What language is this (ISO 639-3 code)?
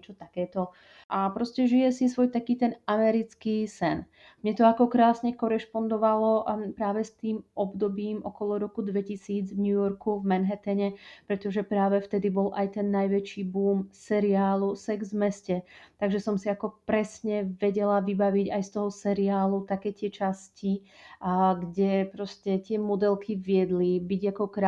slk